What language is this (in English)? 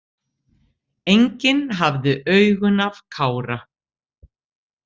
Icelandic